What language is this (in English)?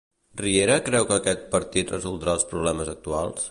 Catalan